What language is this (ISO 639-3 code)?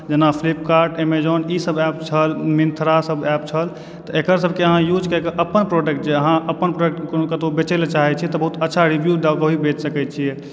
mai